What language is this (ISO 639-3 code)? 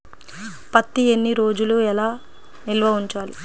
tel